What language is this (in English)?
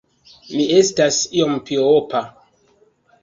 Esperanto